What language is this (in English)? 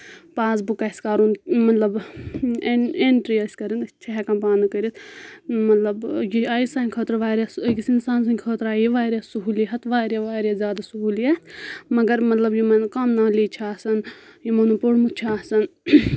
Kashmiri